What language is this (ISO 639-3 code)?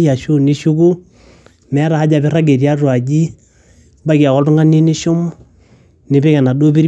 mas